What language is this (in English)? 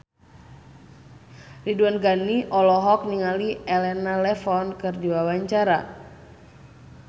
Sundanese